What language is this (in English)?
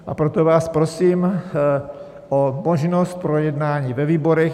Czech